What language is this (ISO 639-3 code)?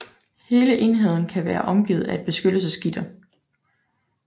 dan